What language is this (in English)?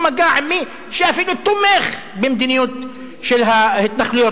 Hebrew